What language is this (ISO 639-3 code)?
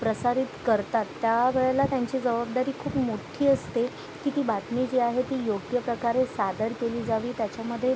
mar